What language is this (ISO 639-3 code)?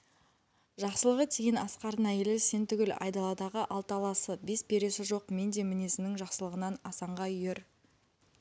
kaz